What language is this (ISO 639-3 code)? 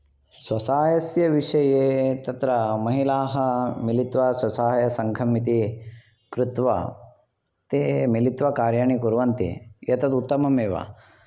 san